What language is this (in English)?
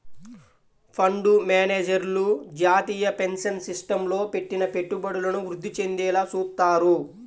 Telugu